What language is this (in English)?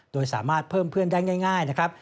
Thai